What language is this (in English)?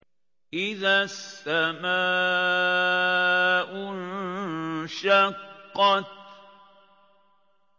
Arabic